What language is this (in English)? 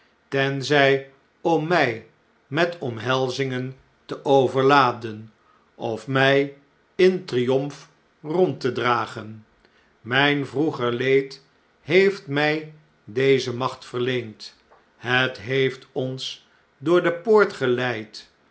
Dutch